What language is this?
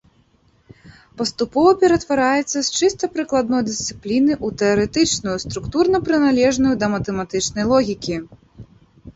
Belarusian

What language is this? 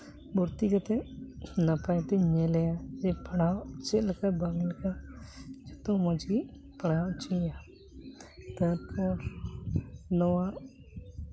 Santali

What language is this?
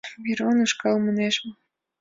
Mari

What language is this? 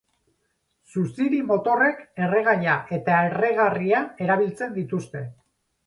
Basque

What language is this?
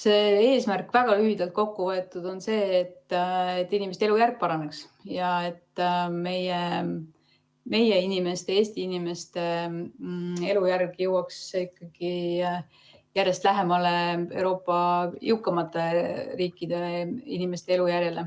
Estonian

